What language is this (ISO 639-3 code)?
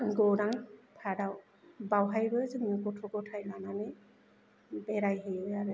brx